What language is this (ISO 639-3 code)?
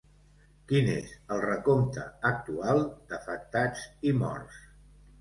cat